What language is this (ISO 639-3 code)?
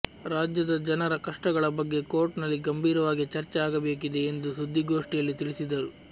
kan